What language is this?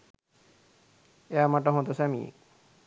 Sinhala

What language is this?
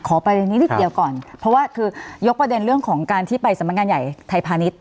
Thai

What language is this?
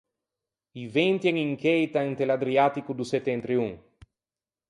Ligurian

